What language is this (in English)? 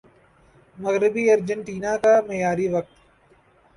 Urdu